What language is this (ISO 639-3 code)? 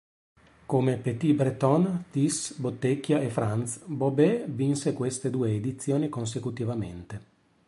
ita